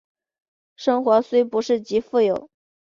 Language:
Chinese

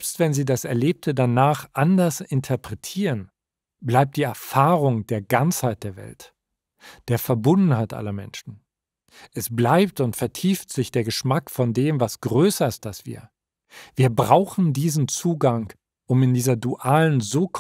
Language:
German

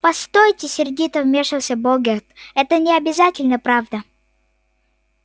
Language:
Russian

